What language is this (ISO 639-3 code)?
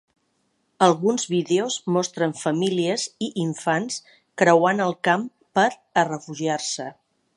cat